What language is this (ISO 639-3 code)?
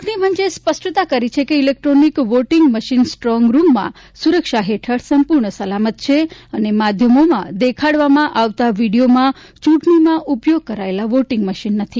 guj